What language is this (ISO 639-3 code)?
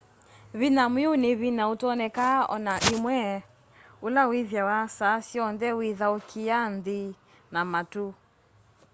kam